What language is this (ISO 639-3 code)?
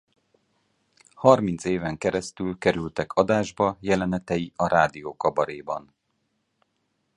hun